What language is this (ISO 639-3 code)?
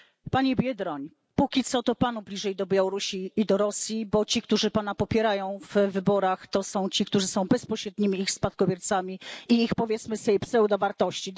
pol